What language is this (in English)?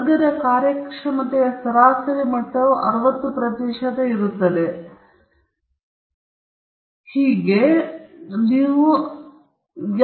Kannada